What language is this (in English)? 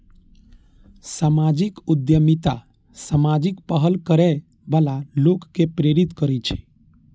Maithili